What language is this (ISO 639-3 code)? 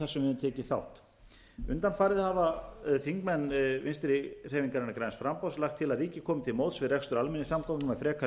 isl